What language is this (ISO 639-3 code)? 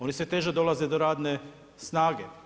hrv